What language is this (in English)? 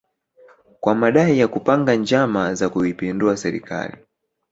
Swahili